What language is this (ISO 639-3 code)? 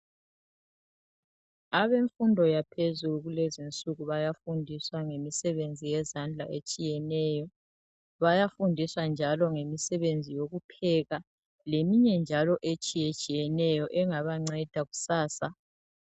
nde